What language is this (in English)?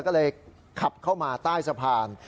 Thai